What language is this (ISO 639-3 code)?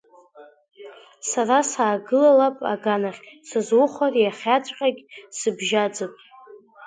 abk